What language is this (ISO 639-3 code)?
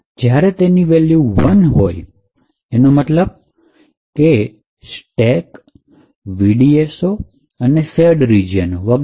guj